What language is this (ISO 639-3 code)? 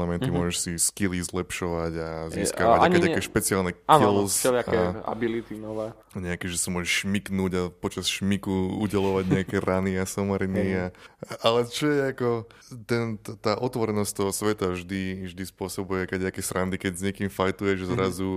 slk